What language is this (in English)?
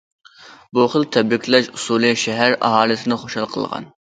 Uyghur